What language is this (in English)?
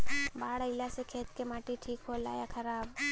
Bhojpuri